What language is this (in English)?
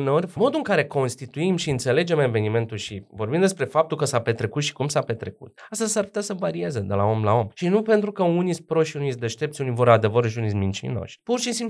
Romanian